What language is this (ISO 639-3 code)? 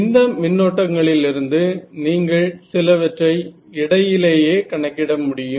tam